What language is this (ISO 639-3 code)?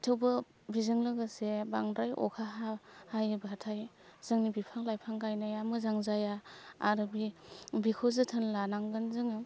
brx